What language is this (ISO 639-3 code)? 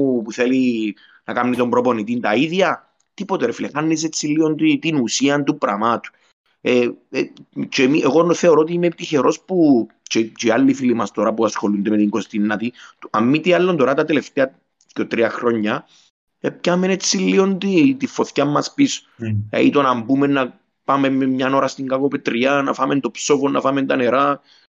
ell